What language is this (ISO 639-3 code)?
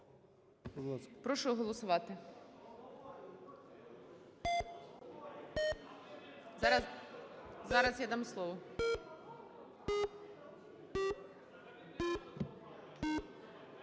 ukr